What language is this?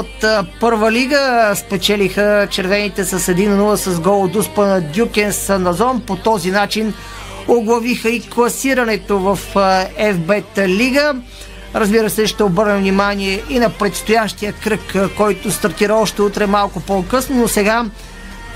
Bulgarian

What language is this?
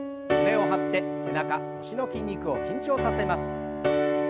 Japanese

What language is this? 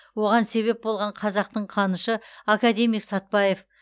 Kazakh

